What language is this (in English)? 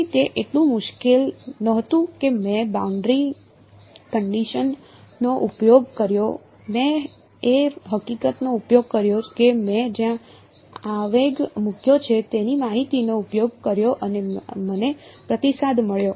Gujarati